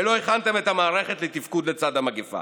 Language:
Hebrew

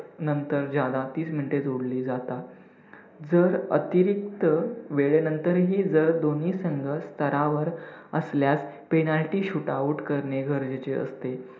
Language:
Marathi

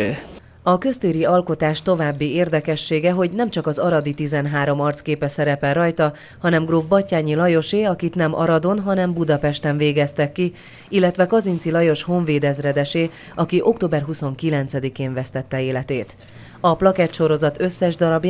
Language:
Hungarian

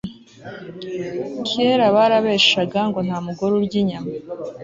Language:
Kinyarwanda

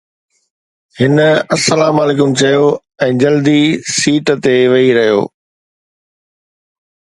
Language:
Sindhi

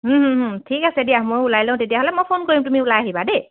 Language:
Assamese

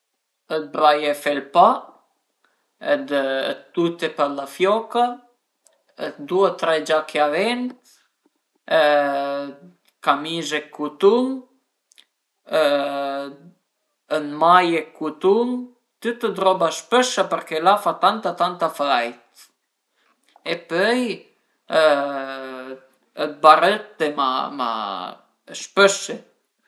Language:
Piedmontese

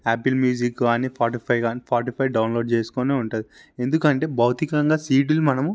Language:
Telugu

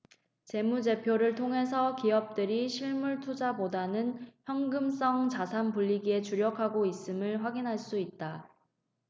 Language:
Korean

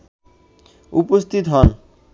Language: Bangla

